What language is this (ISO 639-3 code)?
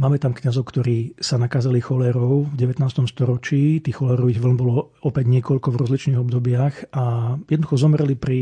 slk